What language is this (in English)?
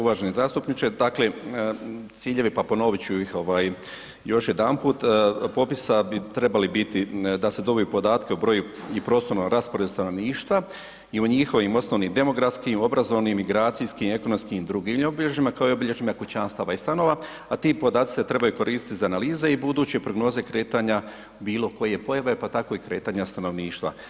Croatian